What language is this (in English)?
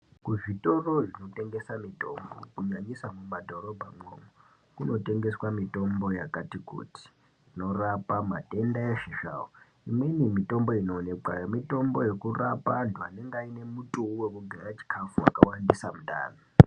Ndau